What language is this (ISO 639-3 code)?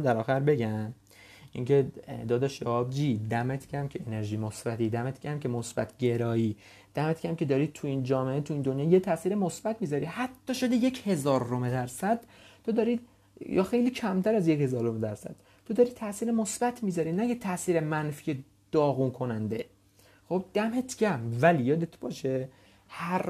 fas